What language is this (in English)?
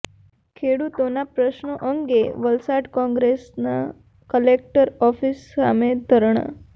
Gujarati